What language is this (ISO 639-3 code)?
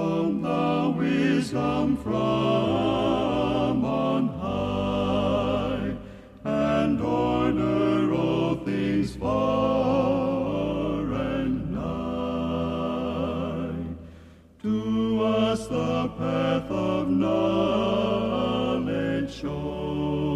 bul